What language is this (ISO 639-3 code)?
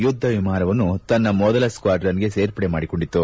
kan